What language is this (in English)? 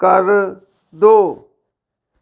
Punjabi